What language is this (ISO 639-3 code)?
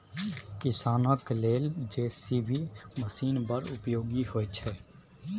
mai